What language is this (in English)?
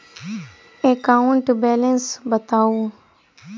Maithili